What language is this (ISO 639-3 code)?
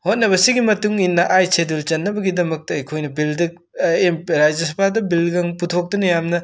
mni